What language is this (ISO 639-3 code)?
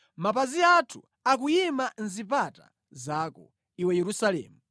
nya